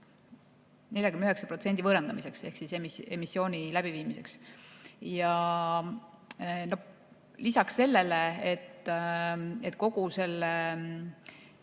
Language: Estonian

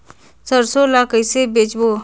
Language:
Chhattisgarhi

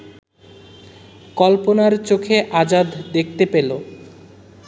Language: Bangla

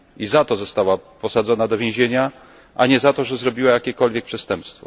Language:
Polish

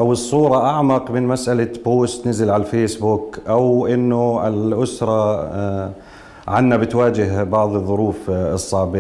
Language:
Arabic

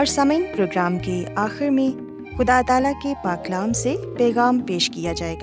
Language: Urdu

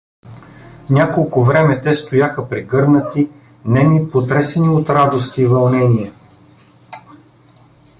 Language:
Bulgarian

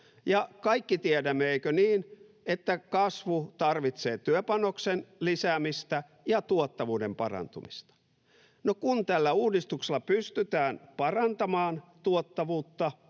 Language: Finnish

